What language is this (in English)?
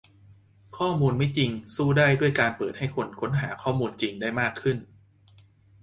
Thai